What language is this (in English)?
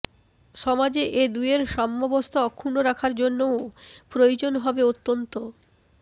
Bangla